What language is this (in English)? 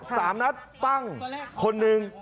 Thai